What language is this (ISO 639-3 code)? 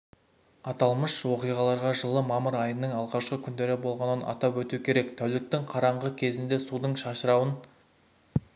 kaz